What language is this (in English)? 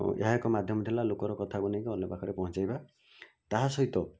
Odia